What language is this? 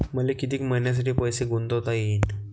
Marathi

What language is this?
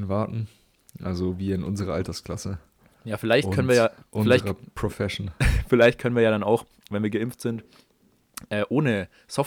German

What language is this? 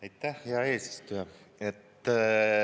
Estonian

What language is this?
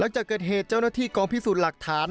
Thai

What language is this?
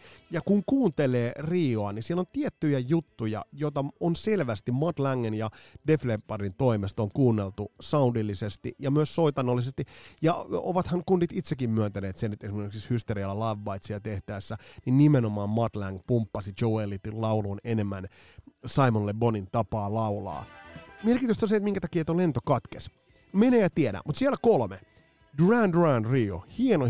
Finnish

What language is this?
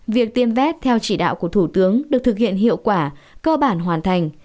Vietnamese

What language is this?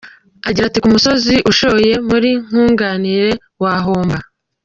Kinyarwanda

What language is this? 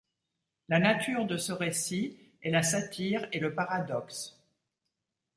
French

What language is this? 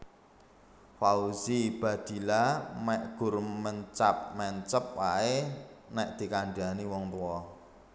Javanese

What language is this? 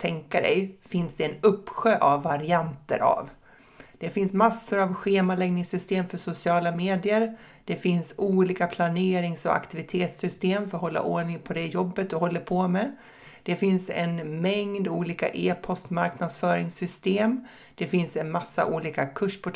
Swedish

